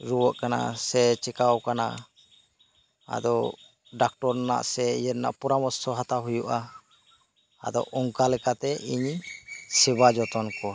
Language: Santali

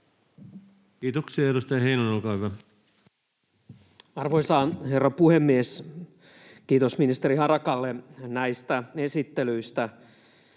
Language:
Finnish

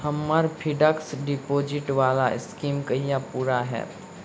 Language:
Maithili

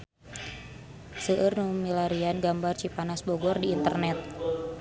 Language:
Sundanese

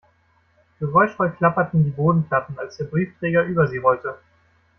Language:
German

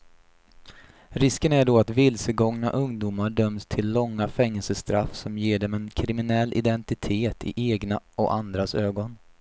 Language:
Swedish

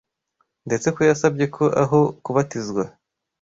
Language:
Kinyarwanda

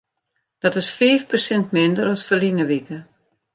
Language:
Western Frisian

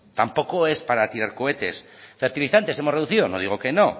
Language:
Spanish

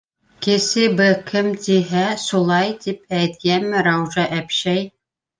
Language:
Bashkir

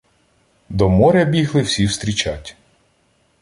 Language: Ukrainian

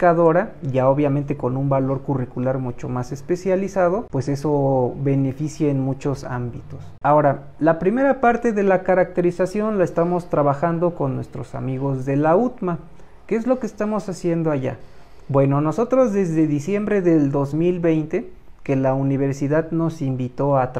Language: Spanish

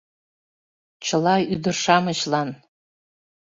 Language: Mari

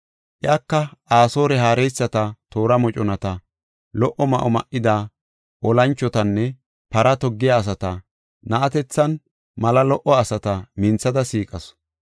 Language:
Gofa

